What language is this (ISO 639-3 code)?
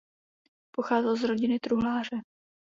ces